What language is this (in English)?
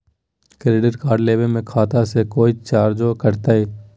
Magahi